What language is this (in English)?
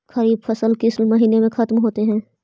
Magahi